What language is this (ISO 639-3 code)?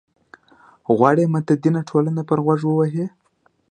pus